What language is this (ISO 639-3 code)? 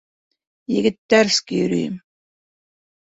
bak